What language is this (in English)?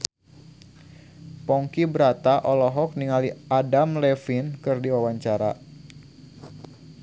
Sundanese